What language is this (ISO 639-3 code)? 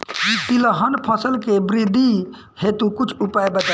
bho